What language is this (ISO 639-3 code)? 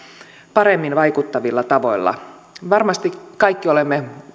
fin